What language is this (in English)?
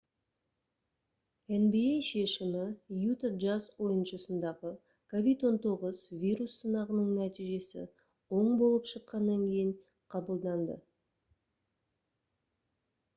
Kazakh